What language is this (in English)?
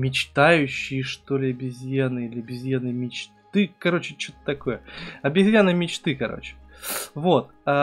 Russian